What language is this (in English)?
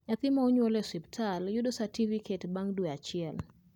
Luo (Kenya and Tanzania)